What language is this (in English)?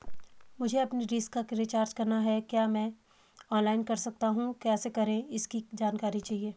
Hindi